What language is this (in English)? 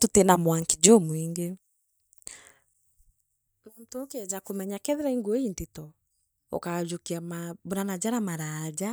Meru